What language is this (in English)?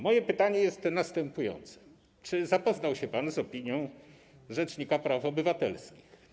Polish